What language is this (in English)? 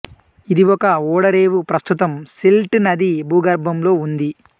Telugu